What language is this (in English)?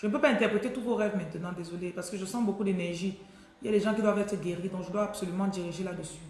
French